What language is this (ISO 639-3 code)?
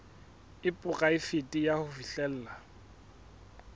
sot